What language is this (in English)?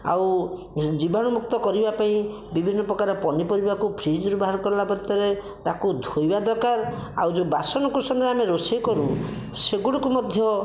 Odia